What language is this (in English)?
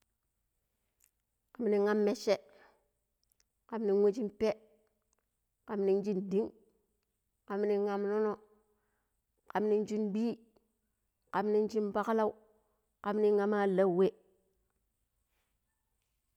Pero